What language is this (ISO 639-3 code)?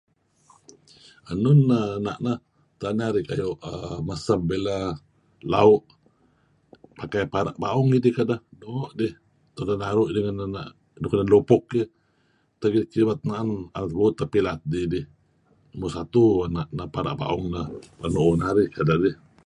kzi